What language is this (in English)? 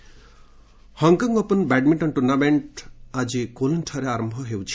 Odia